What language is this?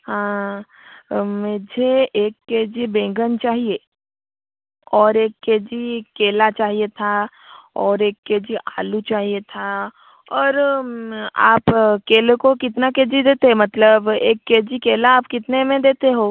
Hindi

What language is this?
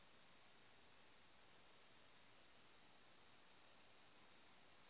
Magahi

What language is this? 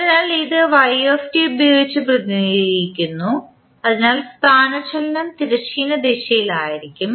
Malayalam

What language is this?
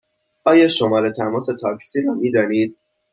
Persian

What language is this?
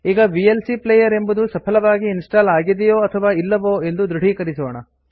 Kannada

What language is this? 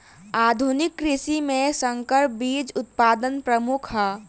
Bhojpuri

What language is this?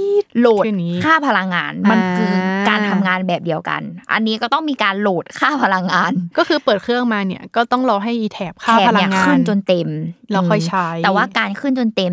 Thai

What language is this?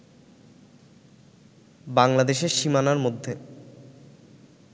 Bangla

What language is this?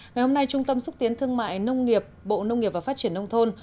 Vietnamese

